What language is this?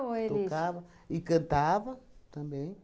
Portuguese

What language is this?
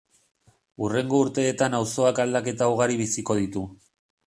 Basque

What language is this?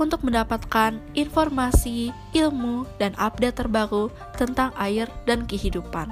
Indonesian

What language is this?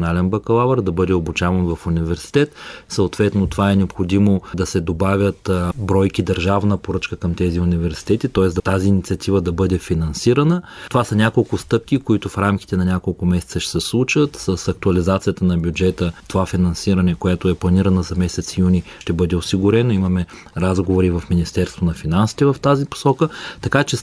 Bulgarian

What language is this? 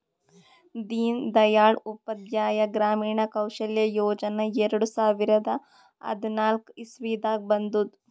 Kannada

